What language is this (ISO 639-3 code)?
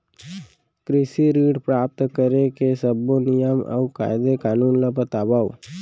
hne